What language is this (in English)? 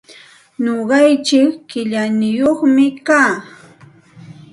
Santa Ana de Tusi Pasco Quechua